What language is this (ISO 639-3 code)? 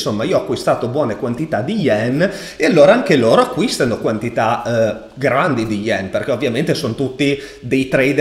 ita